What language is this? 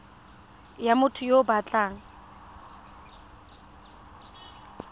Tswana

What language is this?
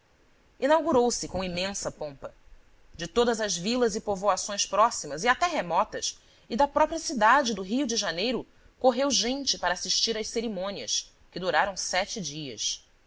Portuguese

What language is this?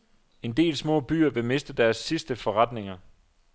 Danish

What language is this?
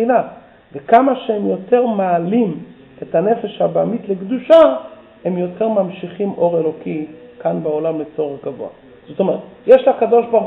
Hebrew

